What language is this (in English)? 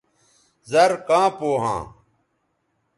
Bateri